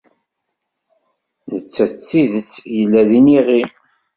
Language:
Kabyle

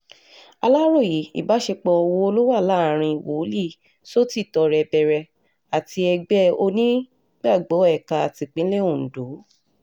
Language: Yoruba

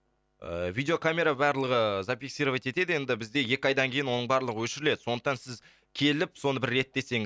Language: Kazakh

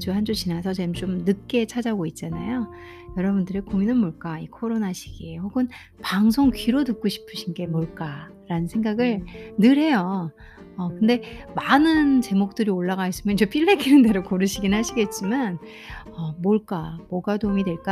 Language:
Korean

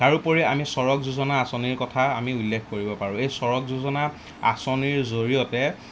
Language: Assamese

